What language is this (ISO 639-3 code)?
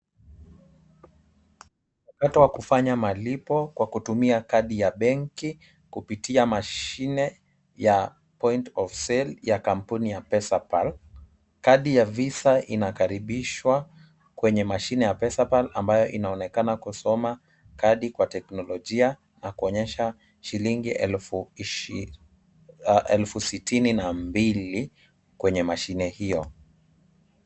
swa